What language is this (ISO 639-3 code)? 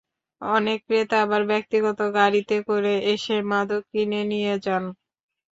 ben